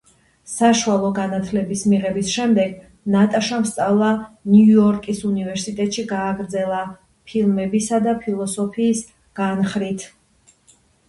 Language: Georgian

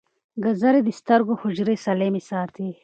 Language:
Pashto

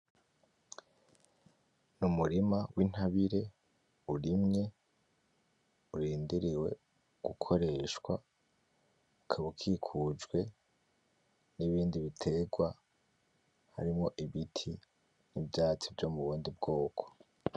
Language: Rundi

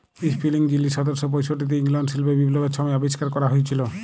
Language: Bangla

